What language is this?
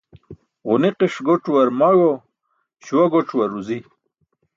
Burushaski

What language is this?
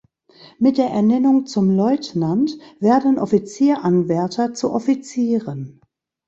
German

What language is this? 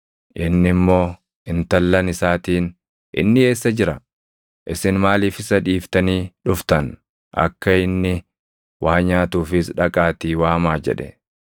Oromo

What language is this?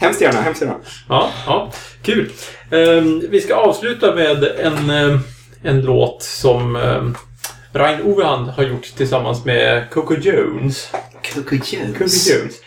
Swedish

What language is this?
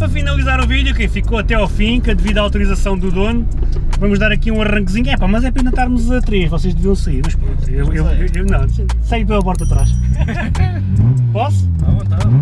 Portuguese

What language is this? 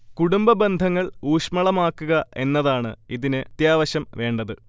Malayalam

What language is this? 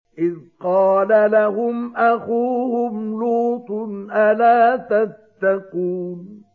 Arabic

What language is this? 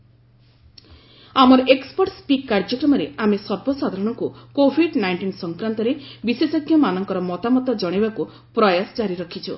Odia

